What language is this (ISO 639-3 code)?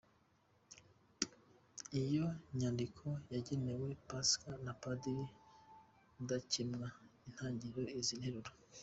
kin